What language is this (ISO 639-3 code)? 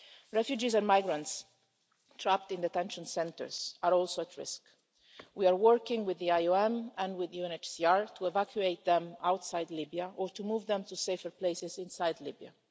eng